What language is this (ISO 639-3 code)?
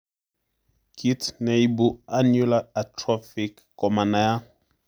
kln